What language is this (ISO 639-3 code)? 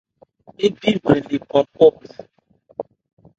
ebr